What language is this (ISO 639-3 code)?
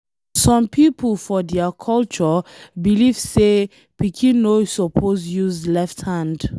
pcm